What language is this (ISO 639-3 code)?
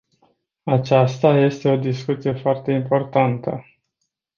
ron